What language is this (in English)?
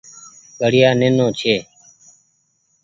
Goaria